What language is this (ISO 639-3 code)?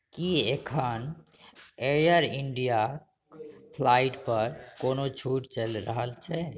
mai